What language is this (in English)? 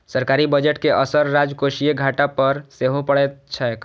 Maithili